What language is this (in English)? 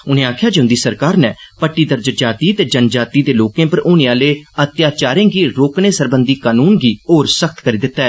Dogri